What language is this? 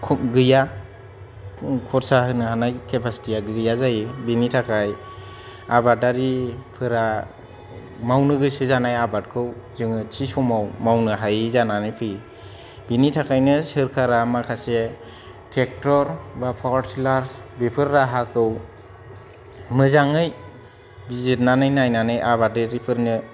Bodo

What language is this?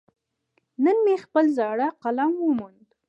Pashto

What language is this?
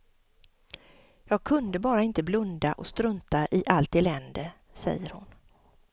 Swedish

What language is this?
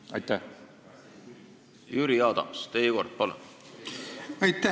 Estonian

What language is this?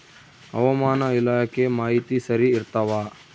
Kannada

